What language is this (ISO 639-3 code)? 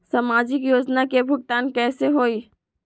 mag